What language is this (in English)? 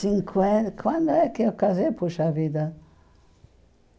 Portuguese